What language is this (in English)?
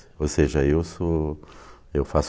Portuguese